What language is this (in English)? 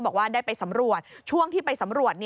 Thai